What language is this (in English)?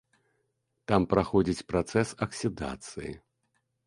Belarusian